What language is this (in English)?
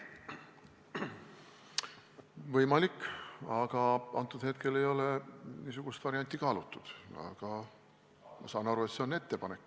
Estonian